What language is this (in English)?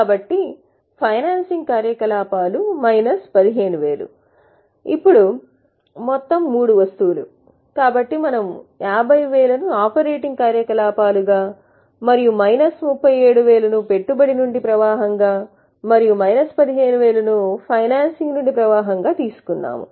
Telugu